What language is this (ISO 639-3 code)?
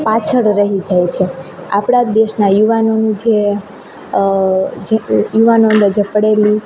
guj